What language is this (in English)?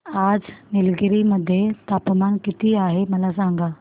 Marathi